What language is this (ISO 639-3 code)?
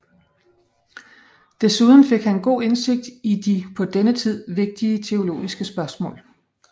dan